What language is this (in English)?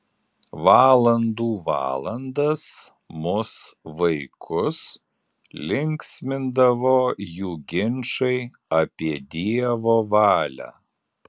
Lithuanian